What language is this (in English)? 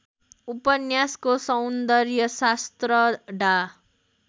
Nepali